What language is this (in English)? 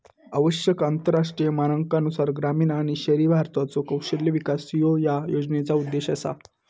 Marathi